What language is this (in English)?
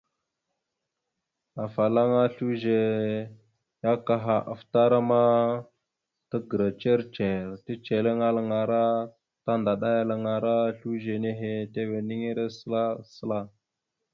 Mada (Cameroon)